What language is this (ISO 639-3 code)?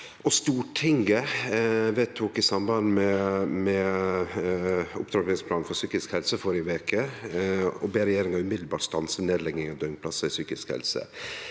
nor